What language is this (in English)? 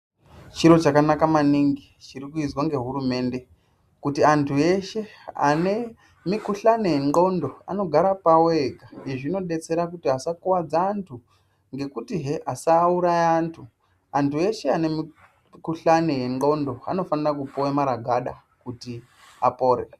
Ndau